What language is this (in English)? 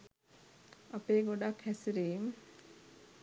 Sinhala